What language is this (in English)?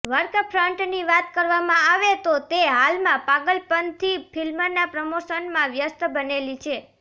Gujarati